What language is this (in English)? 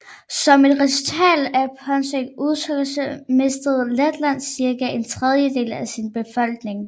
Danish